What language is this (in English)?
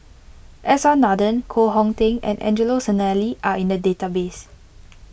English